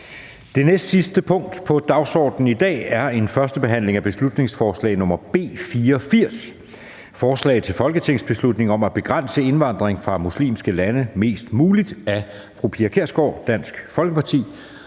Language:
Danish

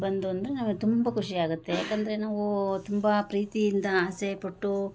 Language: Kannada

